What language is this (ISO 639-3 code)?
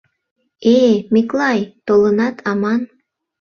chm